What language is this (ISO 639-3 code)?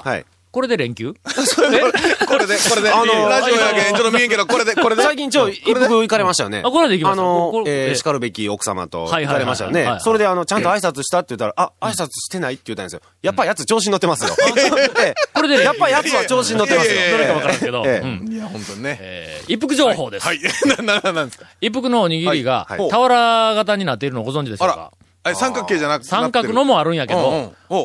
jpn